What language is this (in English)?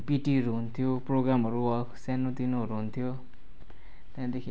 Nepali